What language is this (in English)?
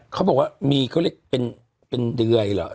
Thai